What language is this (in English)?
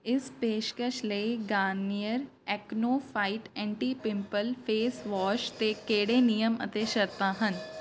Punjabi